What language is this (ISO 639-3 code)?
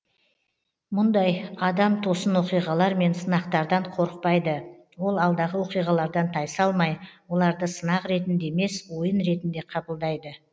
kaz